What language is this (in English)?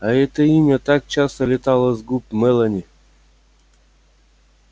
Russian